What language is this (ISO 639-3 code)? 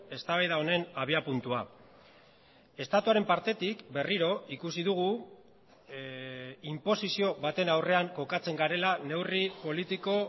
eus